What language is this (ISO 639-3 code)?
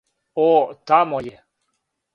srp